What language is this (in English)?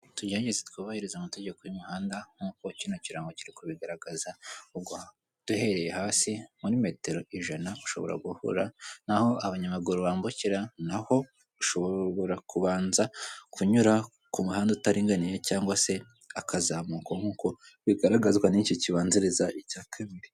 Kinyarwanda